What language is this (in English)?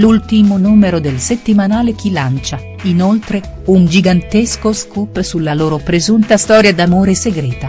Italian